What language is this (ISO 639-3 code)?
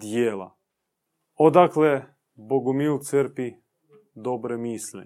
hrv